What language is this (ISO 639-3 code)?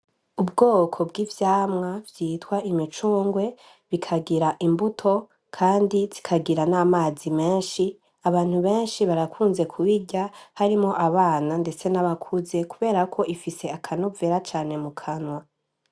run